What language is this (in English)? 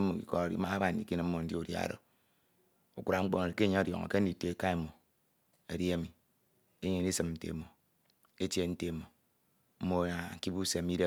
Ito